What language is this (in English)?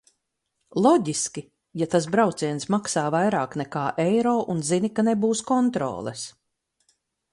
Latvian